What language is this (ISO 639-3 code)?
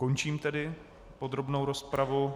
ces